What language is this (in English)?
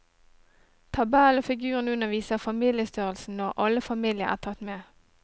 Norwegian